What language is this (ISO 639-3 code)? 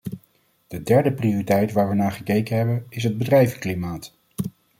nld